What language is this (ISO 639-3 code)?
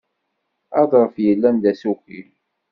kab